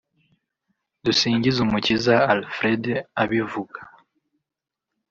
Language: Kinyarwanda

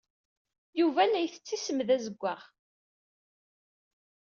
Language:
Kabyle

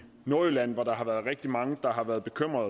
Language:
Danish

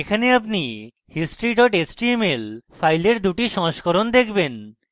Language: Bangla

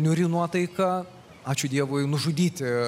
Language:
Lithuanian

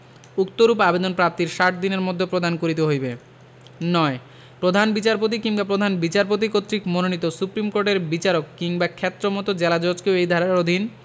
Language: Bangla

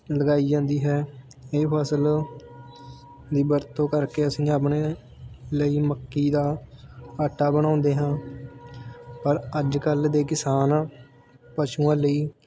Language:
Punjabi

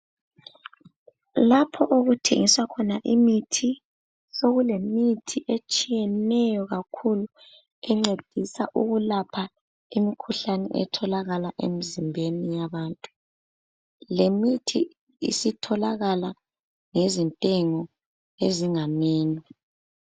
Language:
North Ndebele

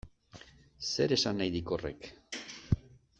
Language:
Basque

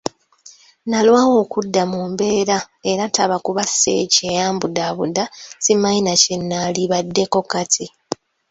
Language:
Ganda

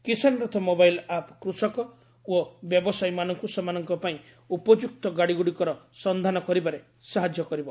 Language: Odia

